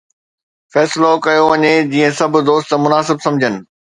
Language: Sindhi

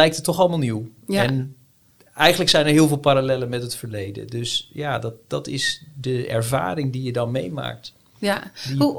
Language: Dutch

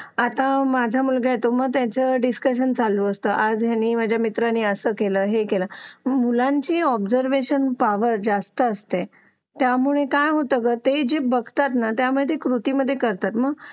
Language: Marathi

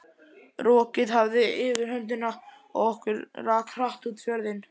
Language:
Icelandic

